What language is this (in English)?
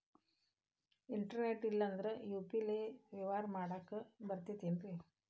Kannada